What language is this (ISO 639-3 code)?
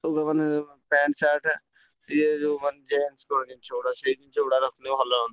ori